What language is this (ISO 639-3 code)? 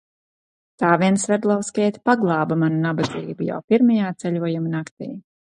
lav